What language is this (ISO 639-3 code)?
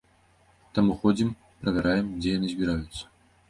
bel